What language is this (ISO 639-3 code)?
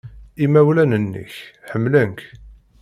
kab